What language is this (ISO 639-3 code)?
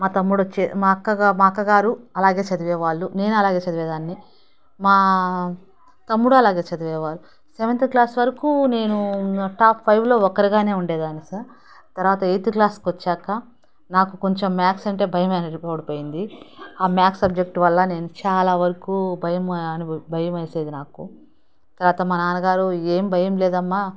tel